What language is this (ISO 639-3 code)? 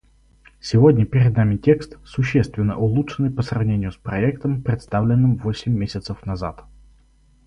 rus